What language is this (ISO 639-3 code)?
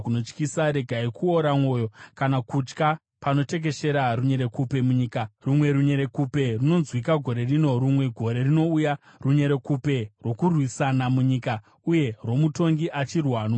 sna